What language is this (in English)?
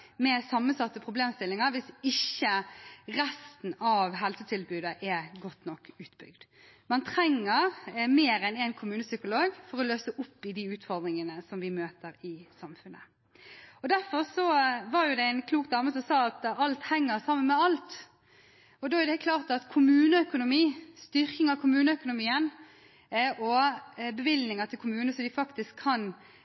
Norwegian Bokmål